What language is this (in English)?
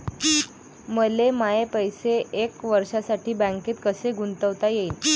Marathi